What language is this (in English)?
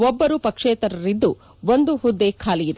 Kannada